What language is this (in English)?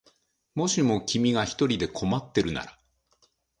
Japanese